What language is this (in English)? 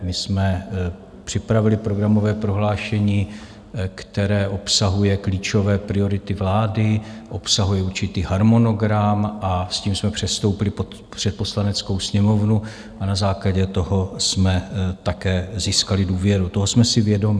Czech